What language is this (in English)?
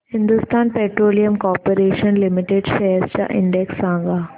Marathi